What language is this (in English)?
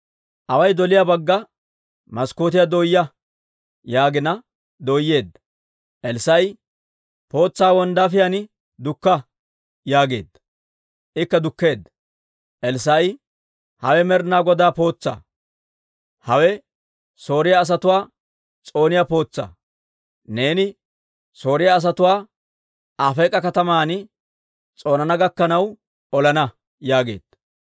Dawro